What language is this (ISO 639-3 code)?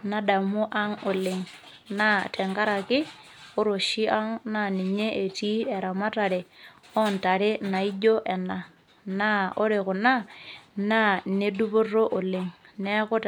mas